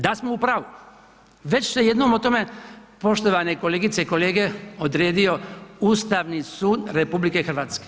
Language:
Croatian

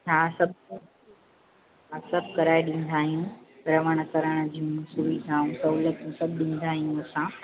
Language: Sindhi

